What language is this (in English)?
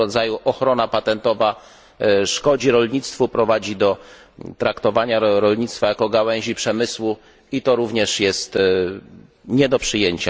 Polish